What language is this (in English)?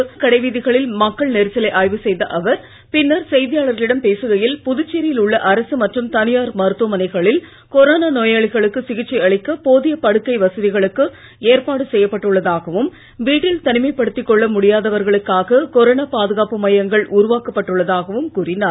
Tamil